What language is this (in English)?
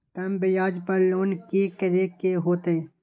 Magahi